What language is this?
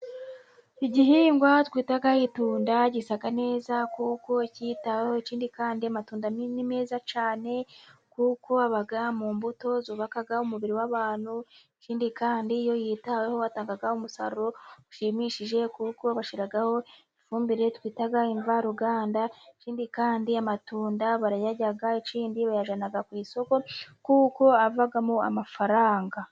Kinyarwanda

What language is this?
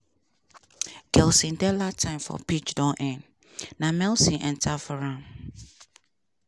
Nigerian Pidgin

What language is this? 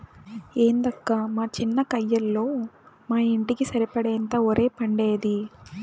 Telugu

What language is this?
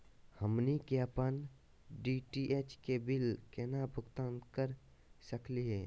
Magahi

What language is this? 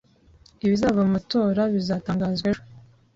Kinyarwanda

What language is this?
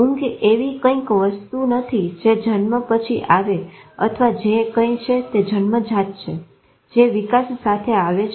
Gujarati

